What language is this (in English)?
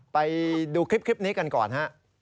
Thai